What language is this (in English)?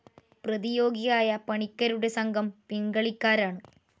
Malayalam